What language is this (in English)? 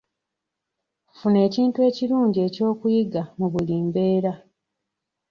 Ganda